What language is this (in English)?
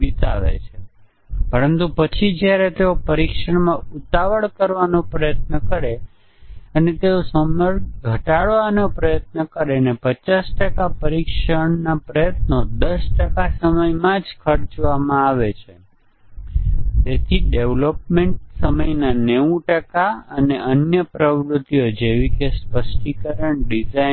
Gujarati